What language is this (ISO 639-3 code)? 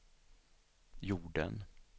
swe